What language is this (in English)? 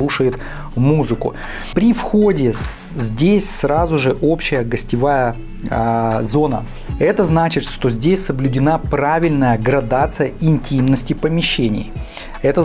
Russian